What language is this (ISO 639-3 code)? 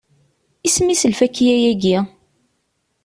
kab